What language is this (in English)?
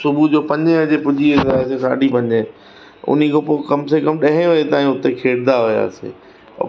Sindhi